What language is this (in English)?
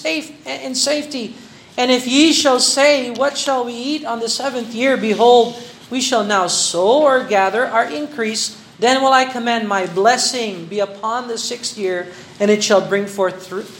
Filipino